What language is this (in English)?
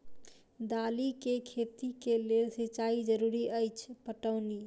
Maithili